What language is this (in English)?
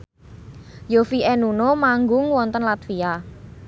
Javanese